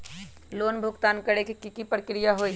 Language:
Magahi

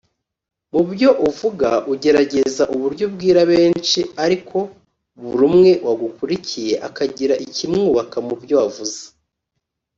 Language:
Kinyarwanda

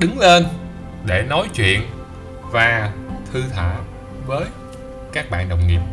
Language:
Vietnamese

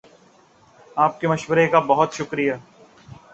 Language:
Urdu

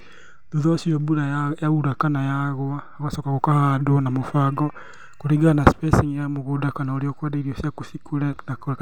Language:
Kikuyu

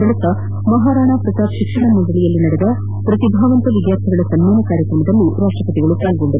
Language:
Kannada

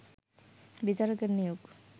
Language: Bangla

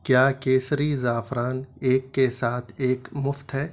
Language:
Urdu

